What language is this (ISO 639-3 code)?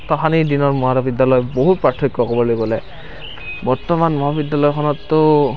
asm